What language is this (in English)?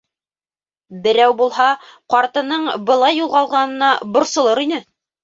Bashkir